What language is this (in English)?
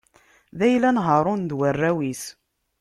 Kabyle